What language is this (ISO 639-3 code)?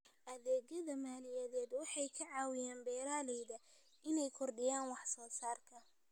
som